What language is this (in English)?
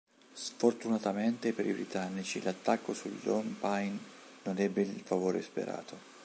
Italian